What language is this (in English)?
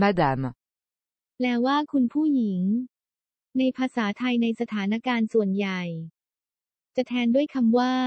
Thai